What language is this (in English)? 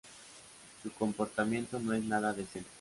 Spanish